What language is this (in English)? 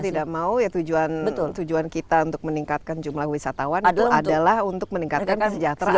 Indonesian